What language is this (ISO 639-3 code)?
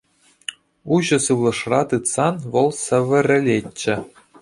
chv